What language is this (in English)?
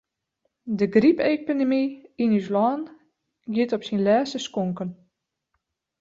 Western Frisian